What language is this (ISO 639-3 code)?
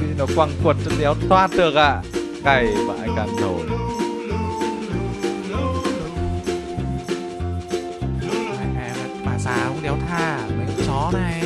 vie